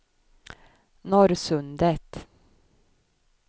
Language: Swedish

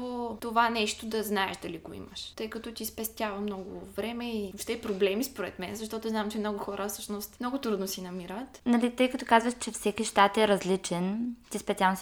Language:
Bulgarian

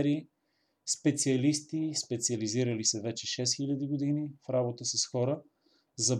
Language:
Bulgarian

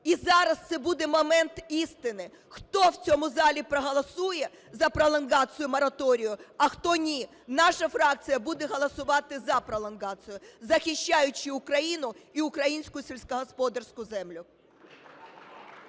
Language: Ukrainian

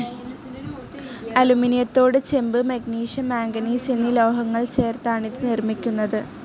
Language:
Malayalam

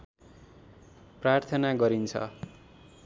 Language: Nepali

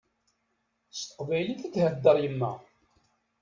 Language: Kabyle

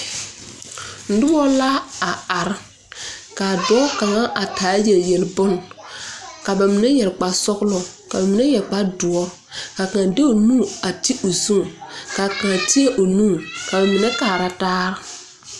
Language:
Southern Dagaare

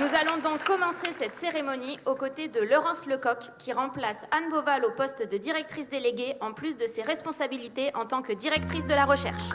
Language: French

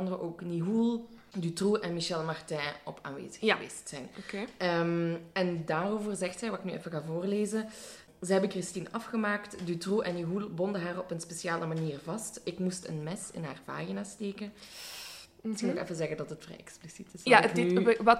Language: Dutch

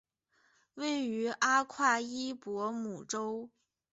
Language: Chinese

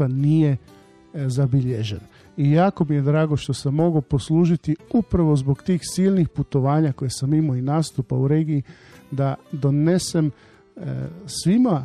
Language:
Croatian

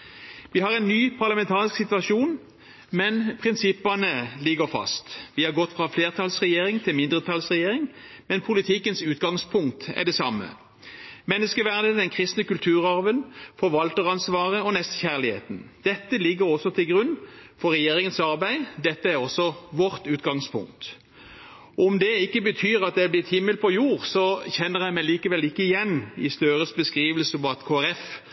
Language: Norwegian Bokmål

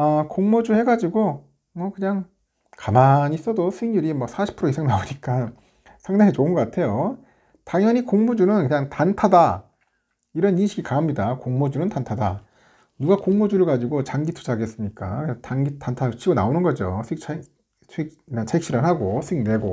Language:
Korean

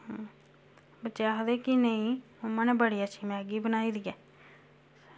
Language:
Dogri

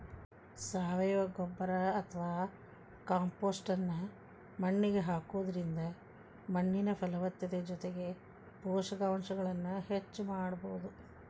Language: Kannada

